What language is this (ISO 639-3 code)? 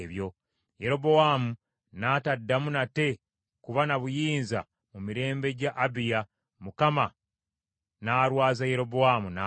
lug